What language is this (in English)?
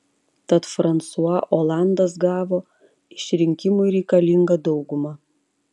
Lithuanian